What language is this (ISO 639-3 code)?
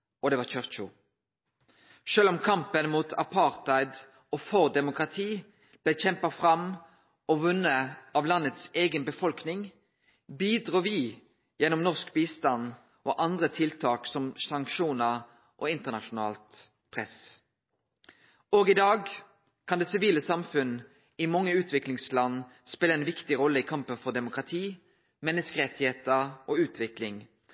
nno